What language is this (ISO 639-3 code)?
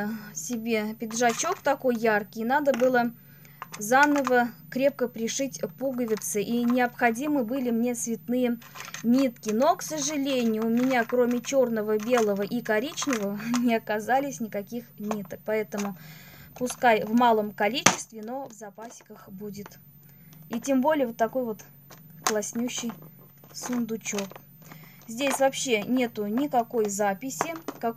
rus